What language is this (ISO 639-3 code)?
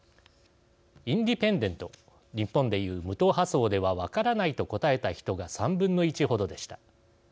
jpn